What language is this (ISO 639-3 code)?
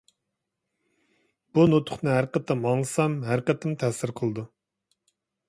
uig